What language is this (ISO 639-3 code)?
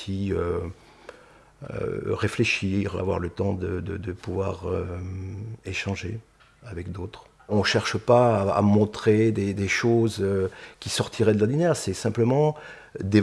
fra